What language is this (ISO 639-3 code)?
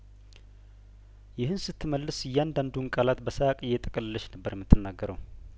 amh